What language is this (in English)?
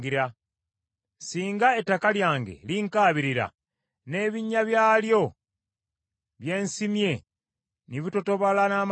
Ganda